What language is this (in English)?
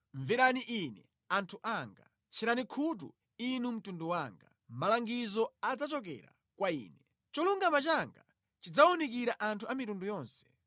Nyanja